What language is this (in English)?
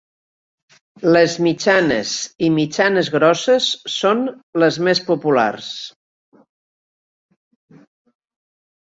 Catalan